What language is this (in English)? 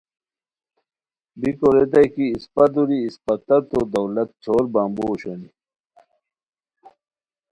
Khowar